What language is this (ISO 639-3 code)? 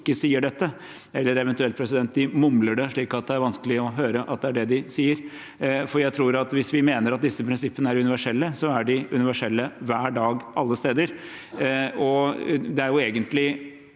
nor